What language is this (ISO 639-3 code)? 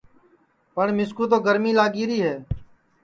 ssi